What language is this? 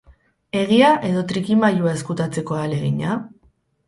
Basque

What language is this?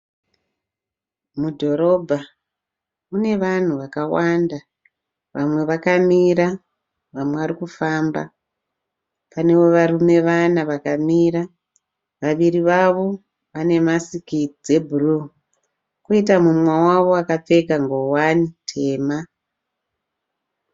Shona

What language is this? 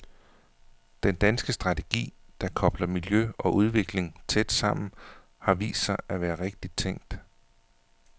Danish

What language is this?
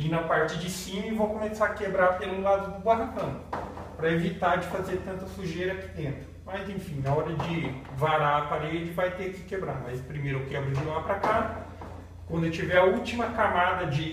Portuguese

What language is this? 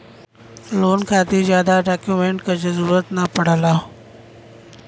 Bhojpuri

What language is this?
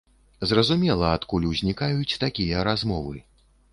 Belarusian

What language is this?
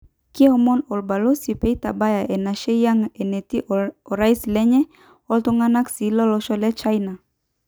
Masai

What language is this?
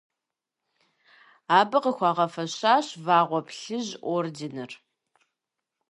Kabardian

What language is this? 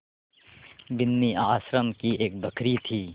Hindi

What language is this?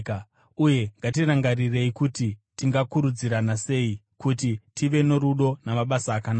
Shona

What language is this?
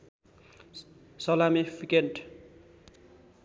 Nepali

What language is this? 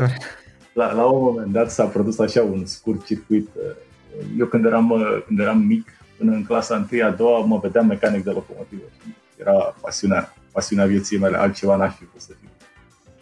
Romanian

